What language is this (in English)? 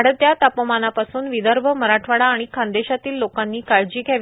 Marathi